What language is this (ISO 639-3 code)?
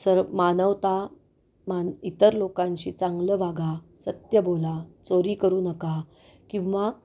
mar